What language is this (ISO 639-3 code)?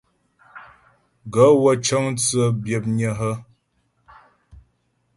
bbj